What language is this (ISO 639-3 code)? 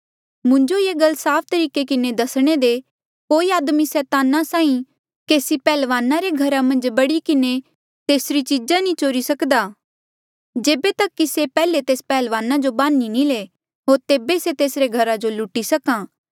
mjl